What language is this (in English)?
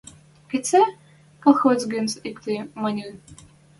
Western Mari